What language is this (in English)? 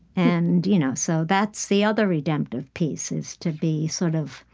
English